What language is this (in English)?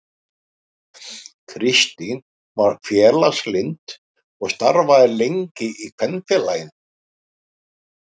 Icelandic